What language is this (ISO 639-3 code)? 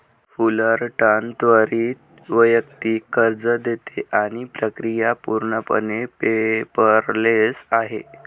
mar